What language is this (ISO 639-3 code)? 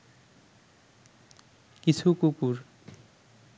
ben